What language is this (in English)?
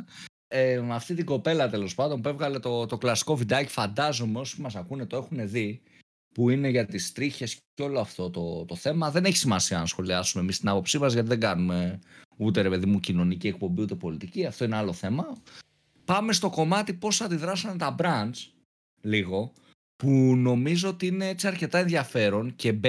Greek